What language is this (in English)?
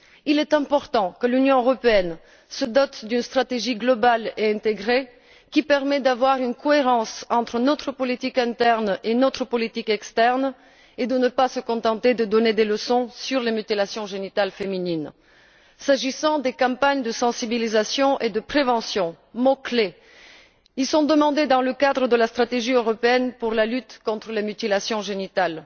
French